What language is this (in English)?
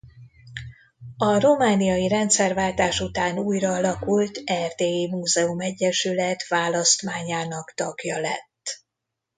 Hungarian